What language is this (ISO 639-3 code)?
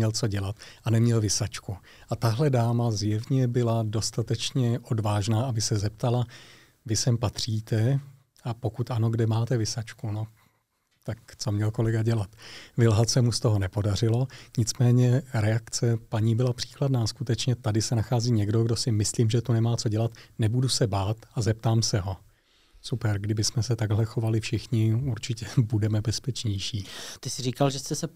ces